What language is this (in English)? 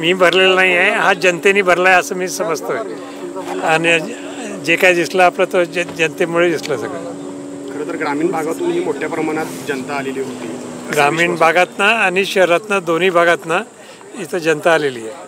Marathi